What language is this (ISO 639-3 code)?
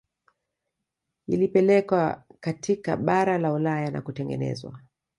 swa